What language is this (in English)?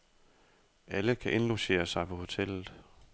Danish